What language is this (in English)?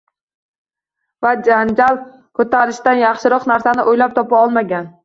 Uzbek